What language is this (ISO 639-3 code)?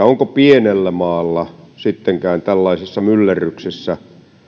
fin